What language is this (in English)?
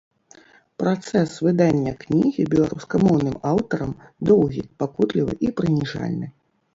Belarusian